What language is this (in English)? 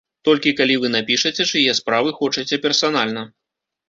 Belarusian